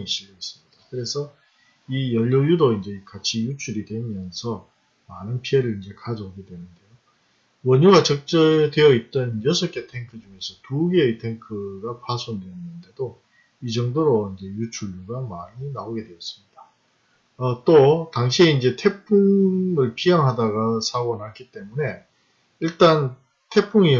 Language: Korean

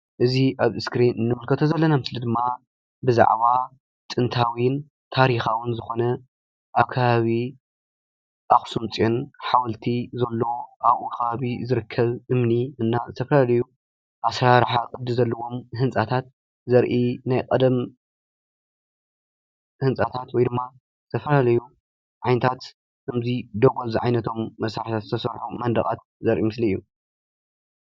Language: Tigrinya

